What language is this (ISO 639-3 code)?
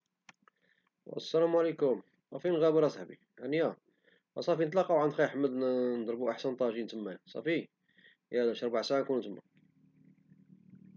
ary